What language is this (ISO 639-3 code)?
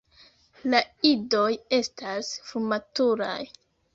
epo